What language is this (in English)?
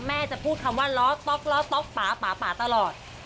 Thai